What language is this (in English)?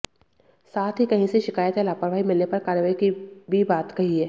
Hindi